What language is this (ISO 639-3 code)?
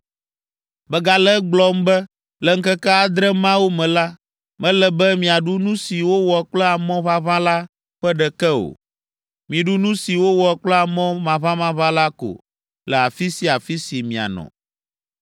ewe